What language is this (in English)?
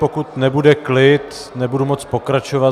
Czech